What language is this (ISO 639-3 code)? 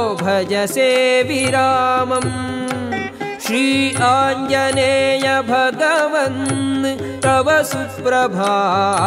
kan